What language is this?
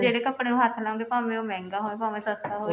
Punjabi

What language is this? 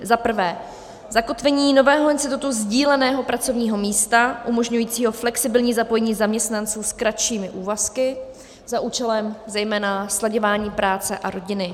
Czech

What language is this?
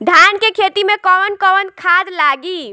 Bhojpuri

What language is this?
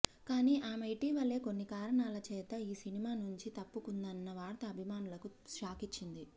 Telugu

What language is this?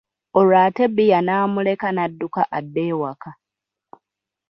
Ganda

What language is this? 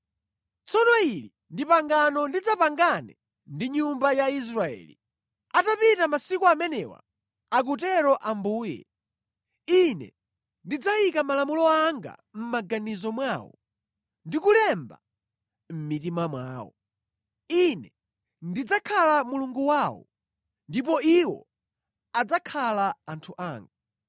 Nyanja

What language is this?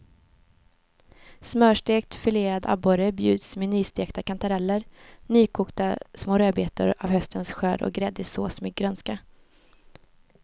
Swedish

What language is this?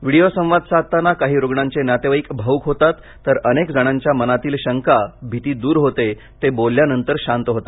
Marathi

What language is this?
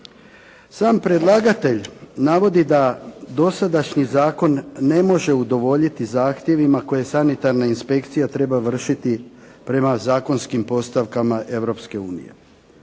Croatian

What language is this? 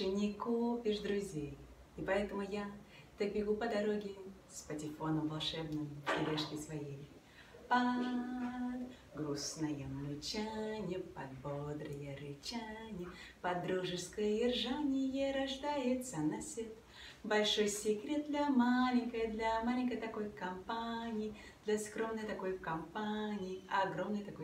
Russian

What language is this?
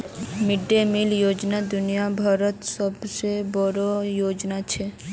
Magahi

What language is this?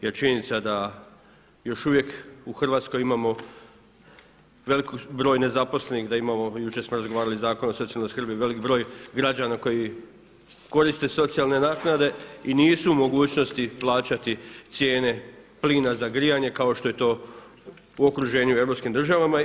Croatian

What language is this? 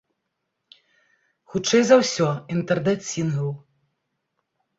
Belarusian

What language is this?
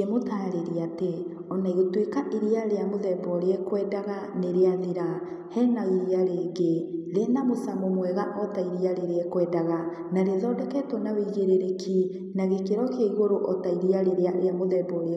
Kikuyu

